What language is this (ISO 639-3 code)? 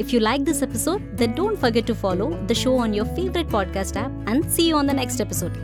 tel